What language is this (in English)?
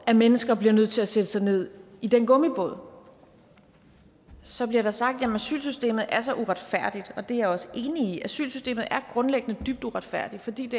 Danish